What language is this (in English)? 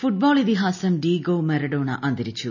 Malayalam